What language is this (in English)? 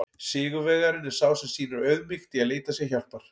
Icelandic